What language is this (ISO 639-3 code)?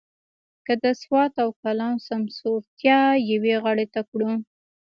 pus